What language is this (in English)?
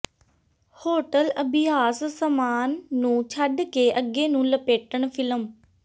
Punjabi